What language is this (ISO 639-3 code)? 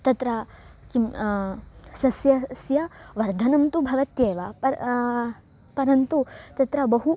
san